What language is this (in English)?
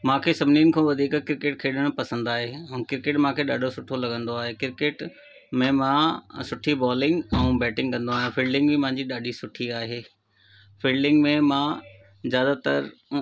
Sindhi